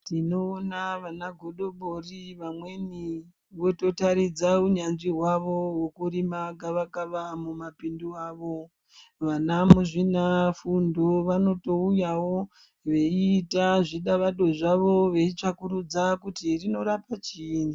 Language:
Ndau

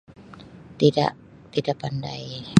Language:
Sabah Malay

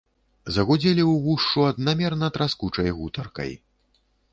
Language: Belarusian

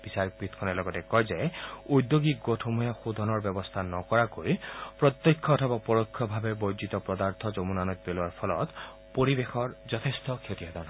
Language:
Assamese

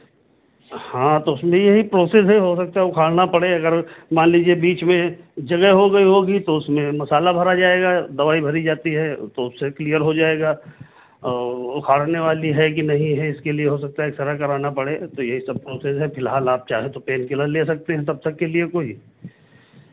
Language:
Hindi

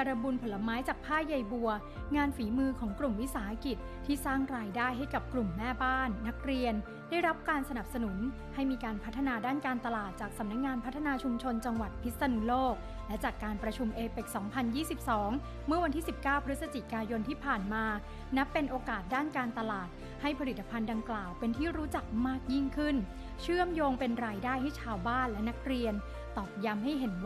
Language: Thai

